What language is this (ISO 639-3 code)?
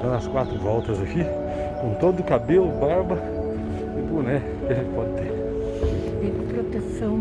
por